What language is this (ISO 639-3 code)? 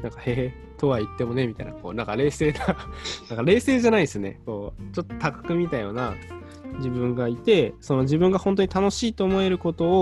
jpn